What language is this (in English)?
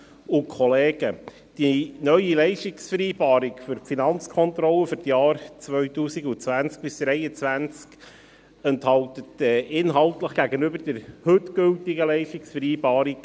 Swiss German